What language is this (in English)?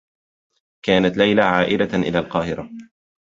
Arabic